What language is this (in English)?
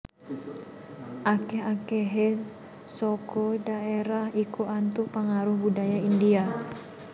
Javanese